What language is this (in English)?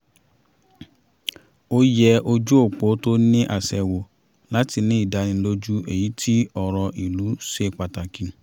Yoruba